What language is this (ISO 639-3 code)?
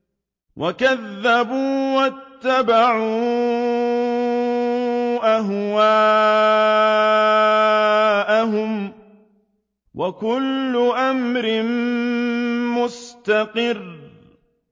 ara